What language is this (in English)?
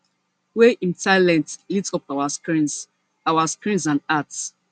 Nigerian Pidgin